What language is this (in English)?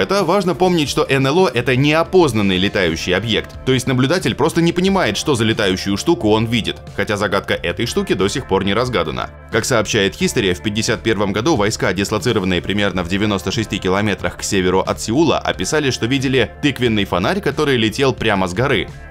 Russian